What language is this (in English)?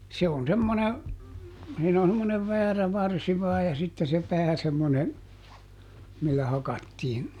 Finnish